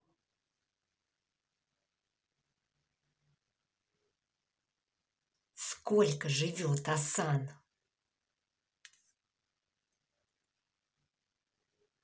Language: Russian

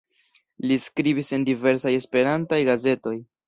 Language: Esperanto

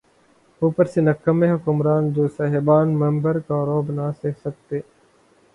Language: Urdu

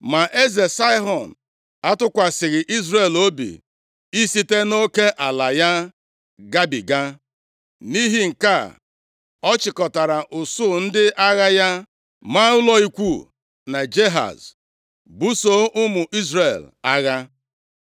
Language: Igbo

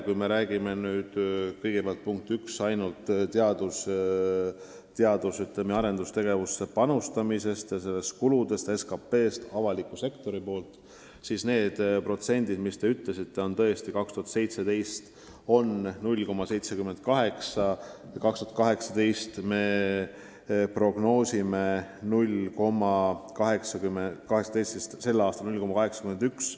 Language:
Estonian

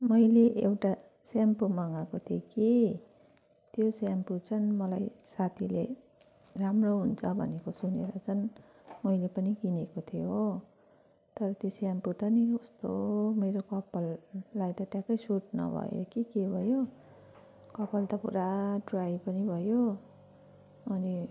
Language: Nepali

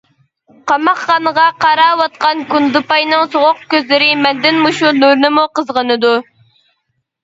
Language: Uyghur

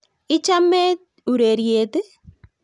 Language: Kalenjin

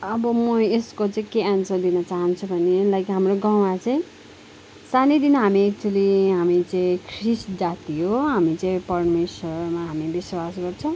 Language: Nepali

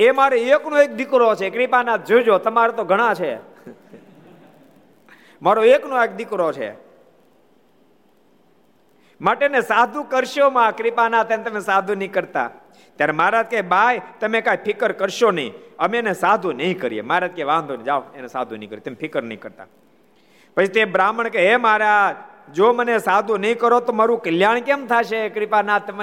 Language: Gujarati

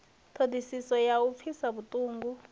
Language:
Venda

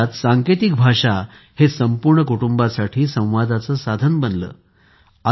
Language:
Marathi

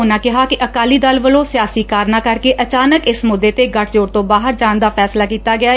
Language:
Punjabi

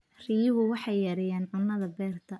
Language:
Somali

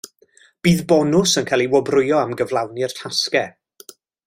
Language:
Welsh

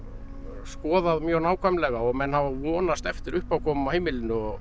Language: Icelandic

